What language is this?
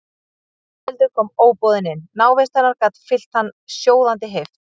Icelandic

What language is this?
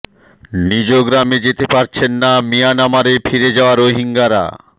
Bangla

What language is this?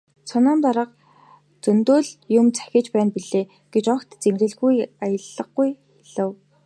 Mongolian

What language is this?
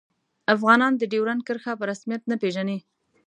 Pashto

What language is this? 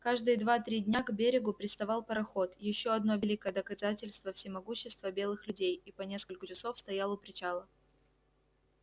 Russian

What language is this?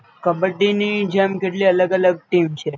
Gujarati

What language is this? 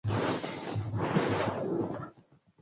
Swahili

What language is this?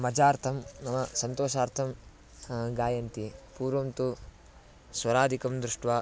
Sanskrit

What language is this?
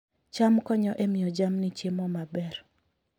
Luo (Kenya and Tanzania)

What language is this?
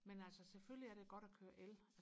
Danish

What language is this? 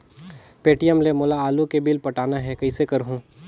Chhattisgarhi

